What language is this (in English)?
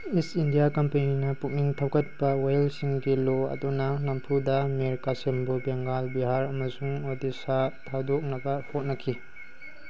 Manipuri